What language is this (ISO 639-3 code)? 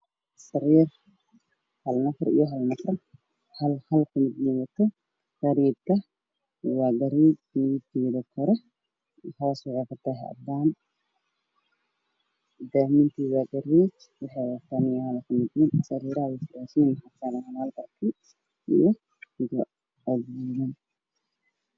som